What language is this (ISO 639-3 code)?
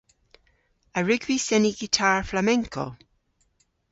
cor